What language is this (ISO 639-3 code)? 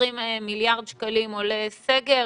heb